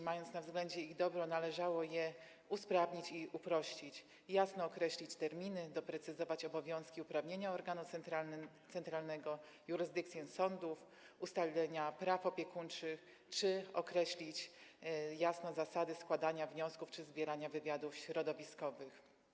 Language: Polish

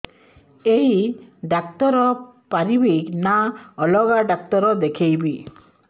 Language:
Odia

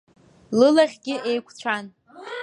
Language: Abkhazian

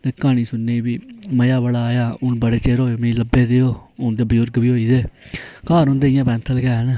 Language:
Dogri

